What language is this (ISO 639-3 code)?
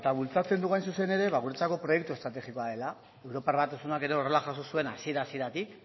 eus